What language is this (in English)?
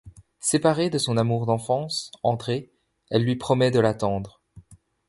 French